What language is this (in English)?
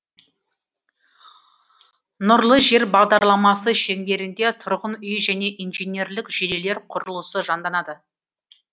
Kazakh